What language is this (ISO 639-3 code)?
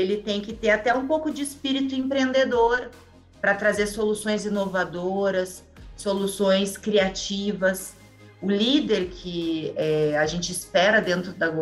por